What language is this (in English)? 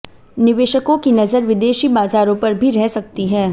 Hindi